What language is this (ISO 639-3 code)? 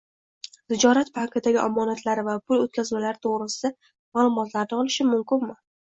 uzb